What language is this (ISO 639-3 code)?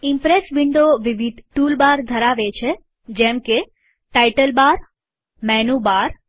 guj